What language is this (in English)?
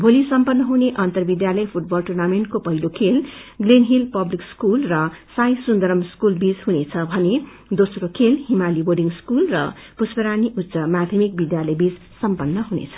Nepali